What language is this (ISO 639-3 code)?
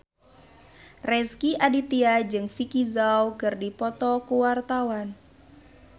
sun